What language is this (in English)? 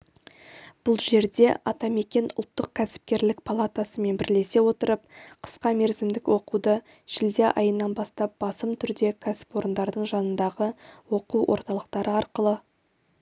Kazakh